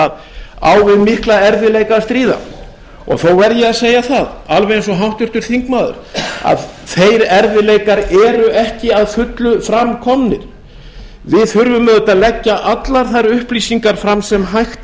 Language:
Icelandic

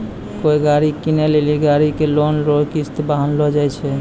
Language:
Maithili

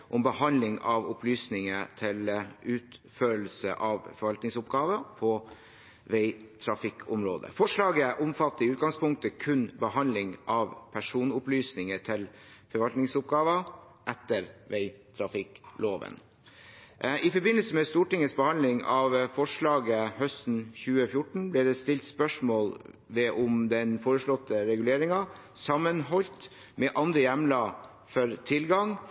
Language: Norwegian Bokmål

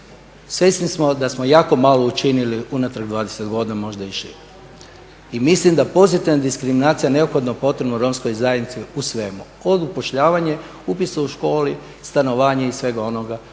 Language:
Croatian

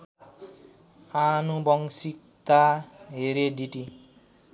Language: Nepali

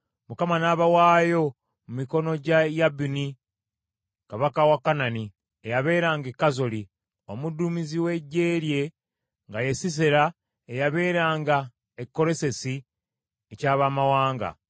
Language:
Ganda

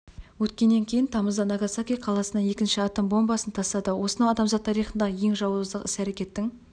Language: Kazakh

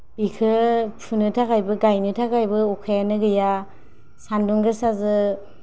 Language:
Bodo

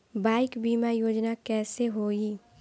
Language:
Bhojpuri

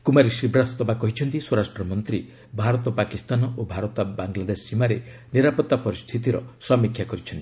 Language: Odia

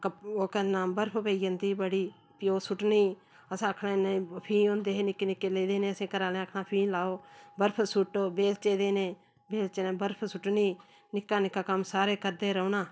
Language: Dogri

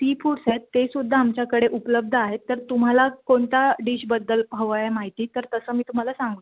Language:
Marathi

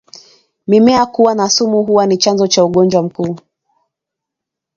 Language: Swahili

